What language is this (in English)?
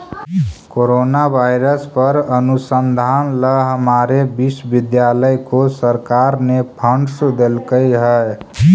Magahi